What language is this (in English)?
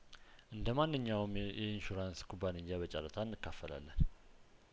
Amharic